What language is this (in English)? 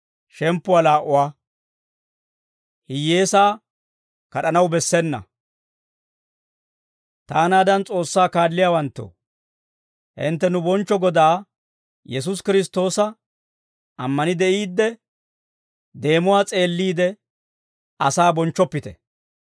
Dawro